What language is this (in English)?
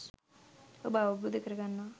Sinhala